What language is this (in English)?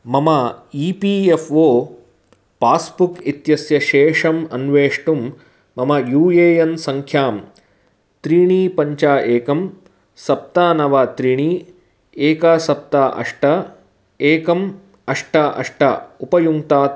Sanskrit